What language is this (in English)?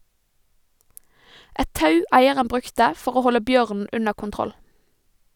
Norwegian